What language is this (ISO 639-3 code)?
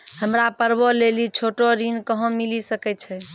mai